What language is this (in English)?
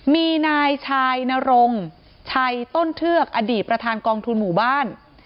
Thai